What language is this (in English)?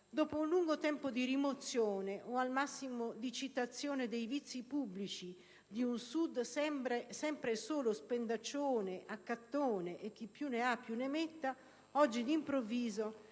Italian